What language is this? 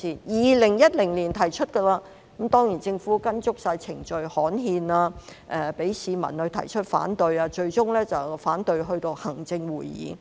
Cantonese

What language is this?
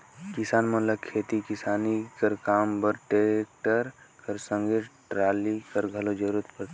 Chhattisgarhi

